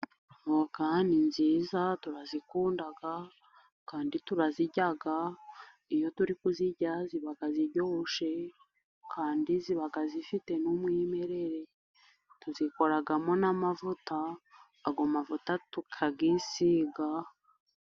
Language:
Kinyarwanda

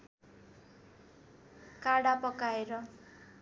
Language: Nepali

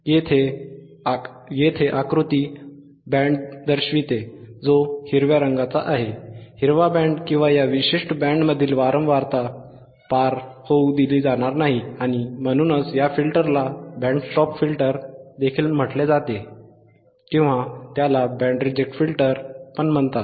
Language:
Marathi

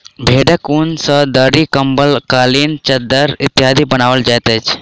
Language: Maithili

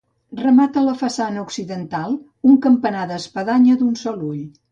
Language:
Catalan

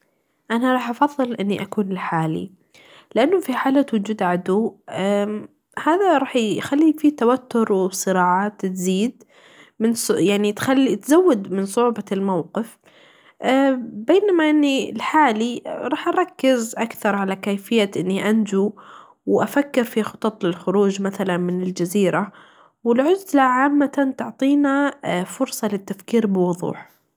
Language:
Najdi Arabic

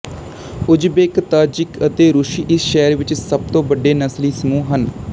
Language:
Punjabi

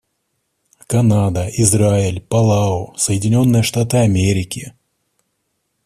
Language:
Russian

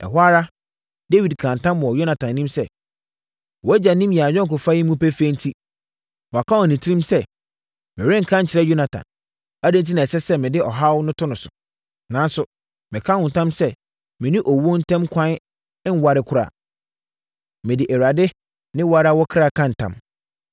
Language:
Akan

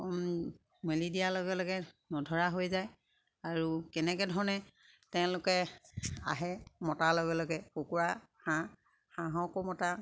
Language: Assamese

